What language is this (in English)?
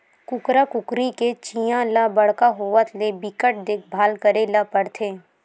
Chhattisgarhi